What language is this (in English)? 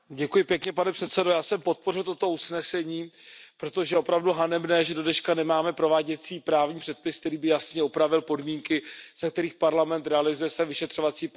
Czech